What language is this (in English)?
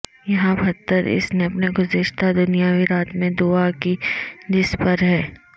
Urdu